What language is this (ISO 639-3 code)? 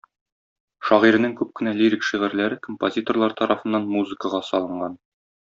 tat